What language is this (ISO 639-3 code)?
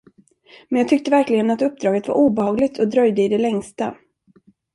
swe